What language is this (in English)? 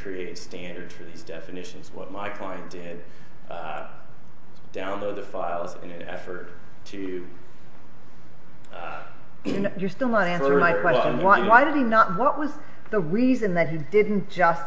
English